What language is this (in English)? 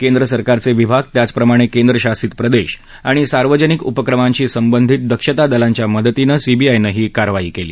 Marathi